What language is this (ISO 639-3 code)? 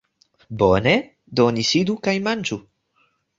epo